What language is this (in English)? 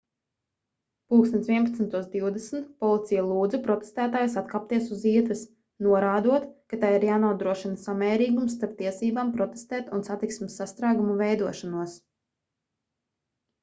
Latvian